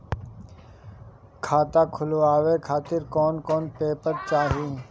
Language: Bhojpuri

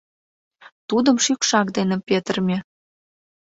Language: Mari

